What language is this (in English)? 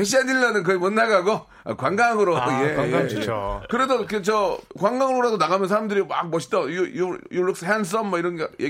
Korean